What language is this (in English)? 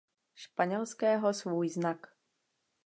Czech